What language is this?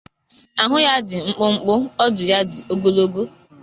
Igbo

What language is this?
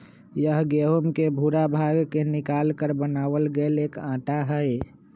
Magahi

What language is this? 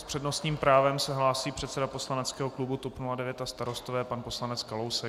Czech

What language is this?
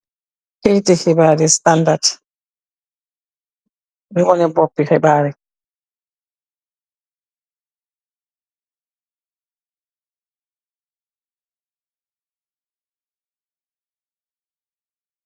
Wolof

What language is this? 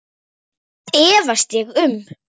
Icelandic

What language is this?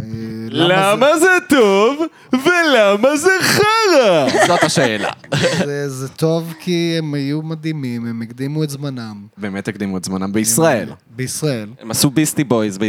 Hebrew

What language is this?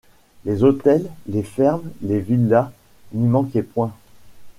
French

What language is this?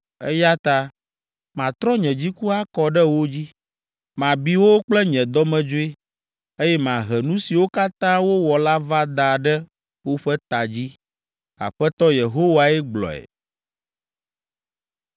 Ewe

